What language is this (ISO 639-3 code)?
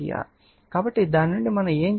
tel